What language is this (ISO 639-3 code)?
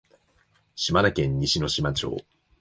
jpn